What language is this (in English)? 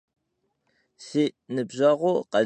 Kabardian